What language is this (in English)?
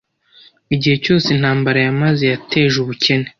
Kinyarwanda